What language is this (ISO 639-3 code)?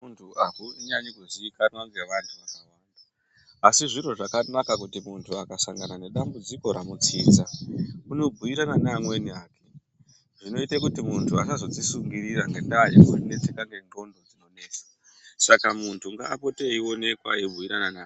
ndc